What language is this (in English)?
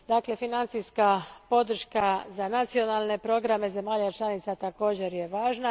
Croatian